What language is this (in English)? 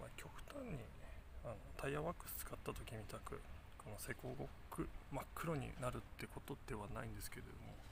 Japanese